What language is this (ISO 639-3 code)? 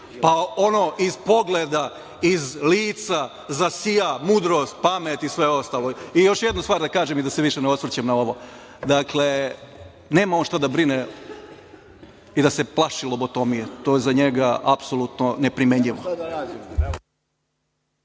srp